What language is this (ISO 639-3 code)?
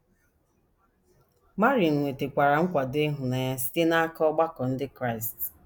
ibo